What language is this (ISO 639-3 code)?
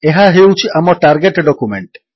ori